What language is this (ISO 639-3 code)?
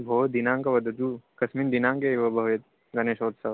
san